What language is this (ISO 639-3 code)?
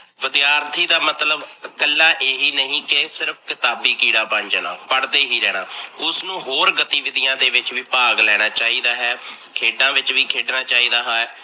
pan